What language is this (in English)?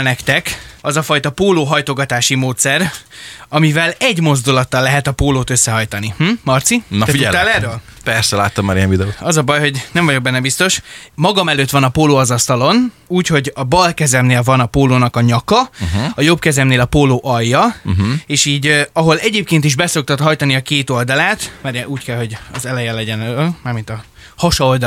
Hungarian